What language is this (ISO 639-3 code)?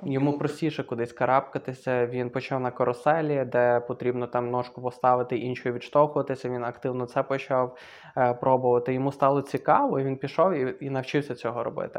ukr